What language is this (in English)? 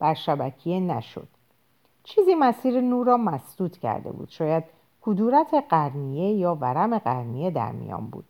Persian